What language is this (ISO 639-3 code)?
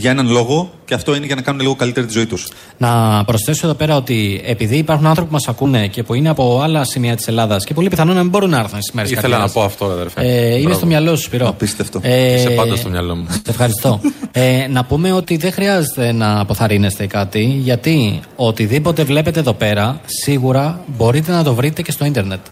ell